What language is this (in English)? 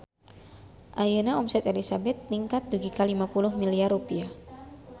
Sundanese